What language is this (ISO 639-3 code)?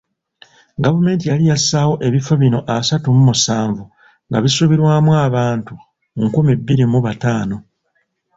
lug